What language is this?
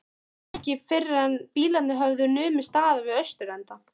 Icelandic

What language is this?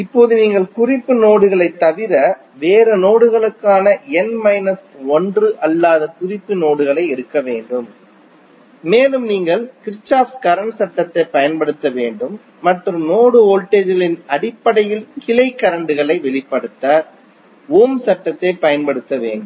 Tamil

